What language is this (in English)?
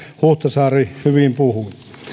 Finnish